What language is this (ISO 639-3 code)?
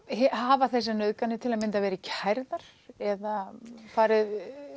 isl